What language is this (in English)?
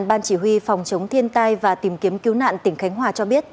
Vietnamese